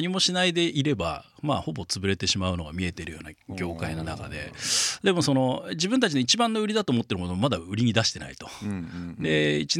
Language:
Japanese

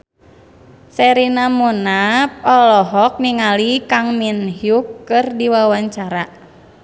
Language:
Sundanese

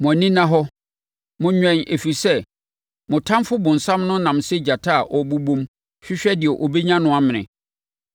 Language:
Akan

